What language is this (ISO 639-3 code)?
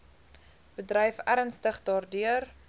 afr